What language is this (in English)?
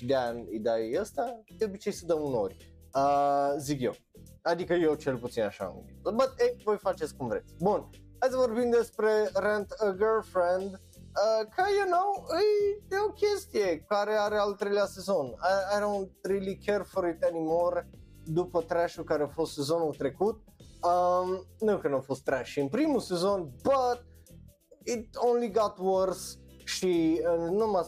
Romanian